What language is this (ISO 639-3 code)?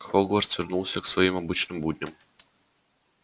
rus